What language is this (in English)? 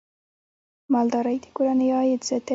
Pashto